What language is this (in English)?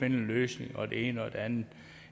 Danish